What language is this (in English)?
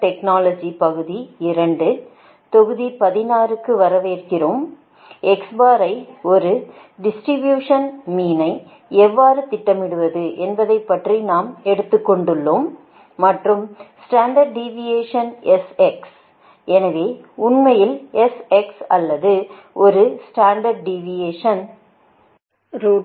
Tamil